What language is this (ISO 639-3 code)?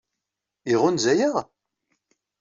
kab